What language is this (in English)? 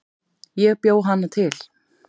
Icelandic